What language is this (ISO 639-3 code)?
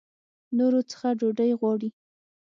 pus